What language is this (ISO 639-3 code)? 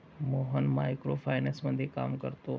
mar